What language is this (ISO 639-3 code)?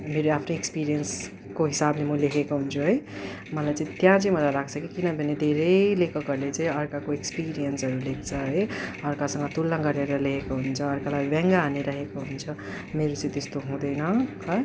nep